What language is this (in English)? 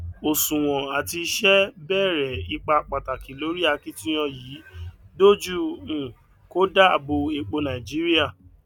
Yoruba